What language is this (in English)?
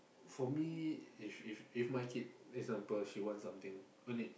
English